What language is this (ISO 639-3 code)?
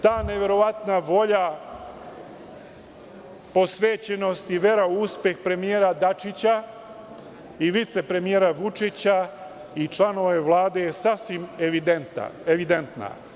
srp